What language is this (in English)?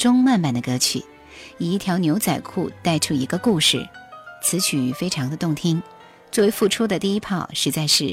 Chinese